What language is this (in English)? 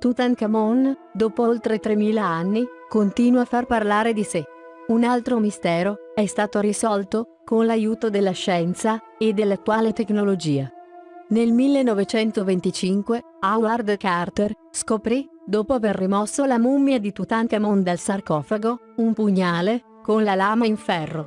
Italian